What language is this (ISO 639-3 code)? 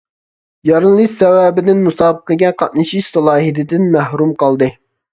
uig